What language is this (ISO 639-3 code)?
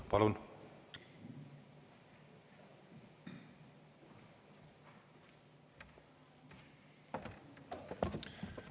est